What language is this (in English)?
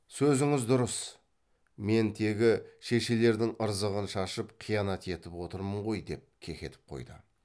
Kazakh